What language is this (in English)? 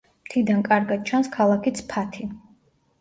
Georgian